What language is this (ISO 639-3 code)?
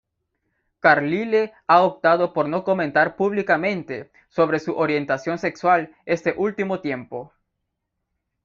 spa